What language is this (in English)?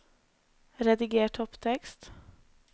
Norwegian